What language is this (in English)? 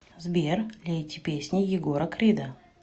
Russian